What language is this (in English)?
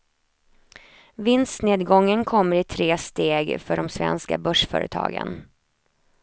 Swedish